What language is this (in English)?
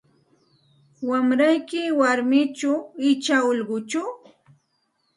Santa Ana de Tusi Pasco Quechua